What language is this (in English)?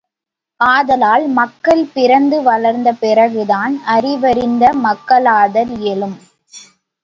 Tamil